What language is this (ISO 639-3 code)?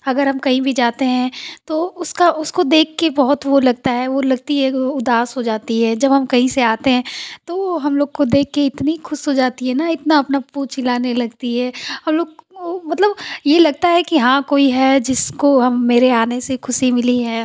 hin